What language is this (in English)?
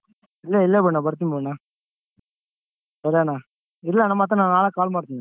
Kannada